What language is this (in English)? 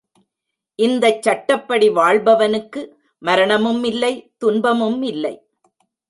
Tamil